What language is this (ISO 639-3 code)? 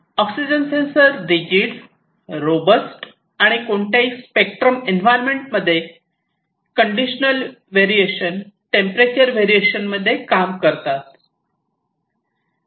mar